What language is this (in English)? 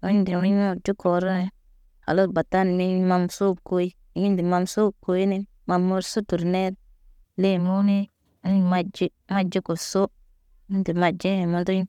Naba